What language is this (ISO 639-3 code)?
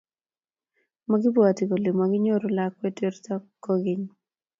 kln